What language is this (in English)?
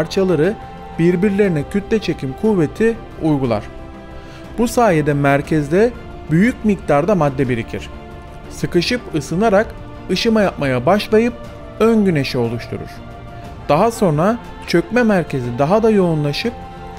Turkish